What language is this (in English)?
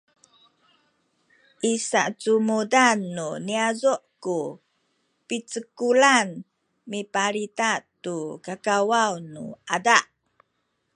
Sakizaya